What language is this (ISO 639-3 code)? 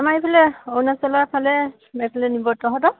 asm